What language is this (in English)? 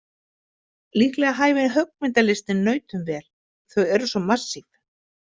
Icelandic